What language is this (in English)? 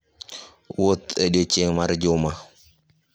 Luo (Kenya and Tanzania)